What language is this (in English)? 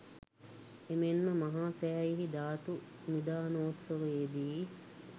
Sinhala